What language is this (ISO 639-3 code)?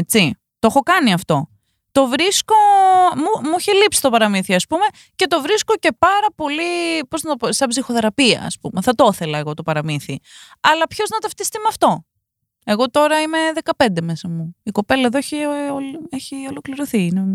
ell